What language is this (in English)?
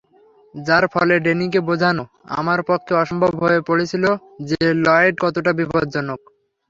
Bangla